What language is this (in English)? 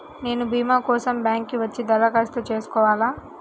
Telugu